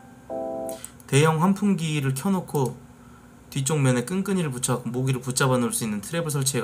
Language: Korean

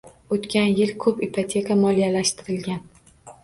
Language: Uzbek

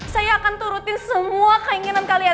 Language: Indonesian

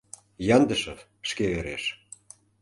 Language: Mari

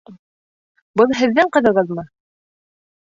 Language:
Bashkir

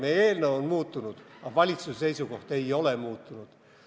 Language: Estonian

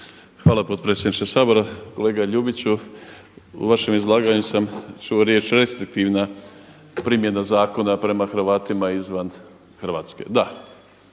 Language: Croatian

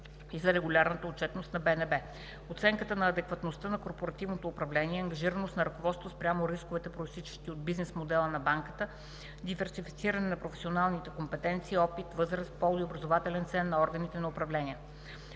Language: Bulgarian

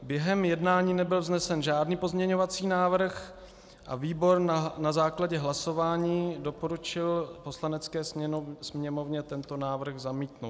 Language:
Czech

